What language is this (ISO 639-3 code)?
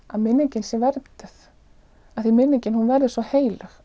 isl